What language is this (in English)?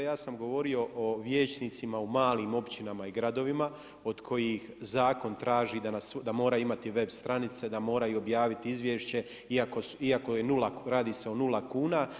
Croatian